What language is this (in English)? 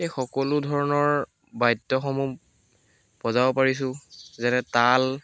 Assamese